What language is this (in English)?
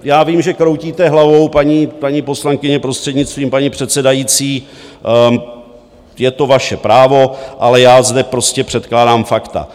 Czech